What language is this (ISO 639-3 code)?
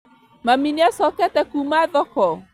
kik